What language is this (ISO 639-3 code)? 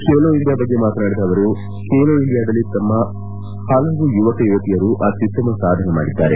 kan